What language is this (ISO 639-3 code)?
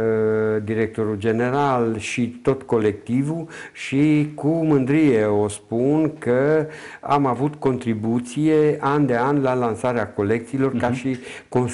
ron